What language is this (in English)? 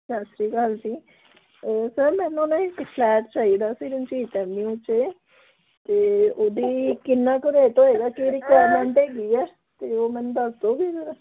Punjabi